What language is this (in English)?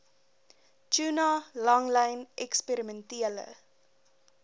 Afrikaans